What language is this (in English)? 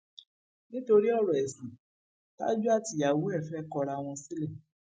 Yoruba